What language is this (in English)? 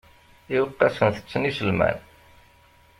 Kabyle